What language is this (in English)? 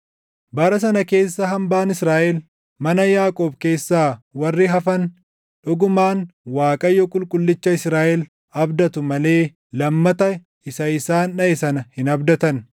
Oromo